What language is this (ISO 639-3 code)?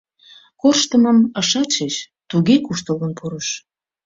chm